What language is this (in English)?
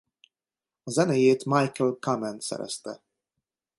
Hungarian